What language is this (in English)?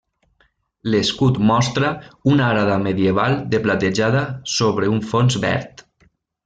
Catalan